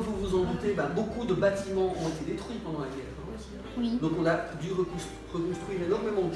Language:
French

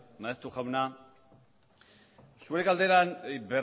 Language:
Basque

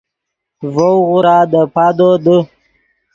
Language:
Yidgha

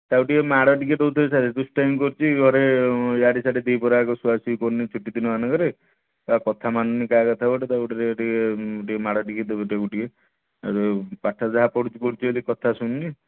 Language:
Odia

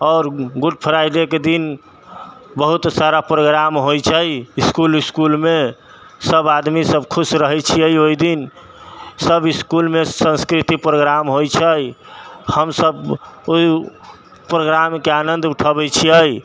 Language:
Maithili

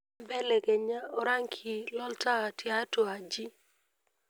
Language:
Masai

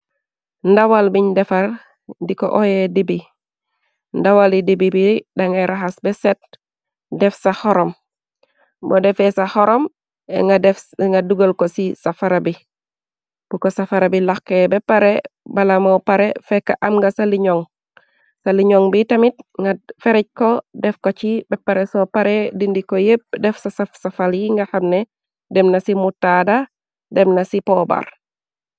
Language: Wolof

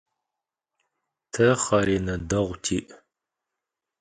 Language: Adyghe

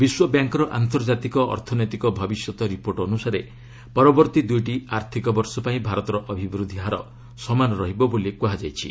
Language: Odia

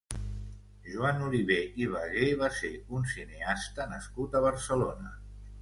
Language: Catalan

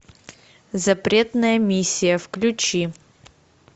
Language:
Russian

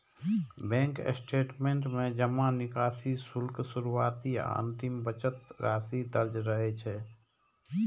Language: Maithili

